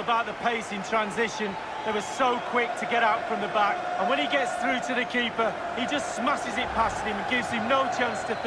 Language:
English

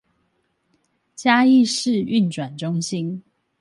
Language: Chinese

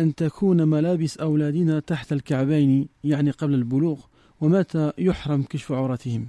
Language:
Arabic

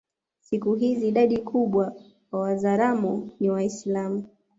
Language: Swahili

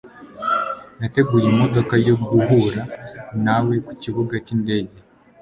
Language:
Kinyarwanda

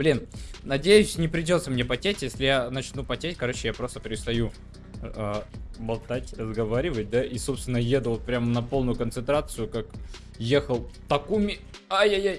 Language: Russian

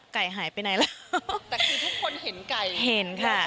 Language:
Thai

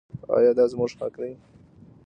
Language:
Pashto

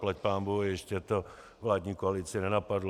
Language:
Czech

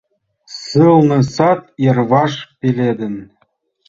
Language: Mari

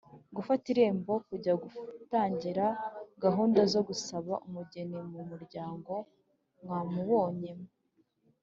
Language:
Kinyarwanda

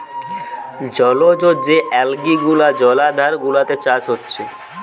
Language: Bangla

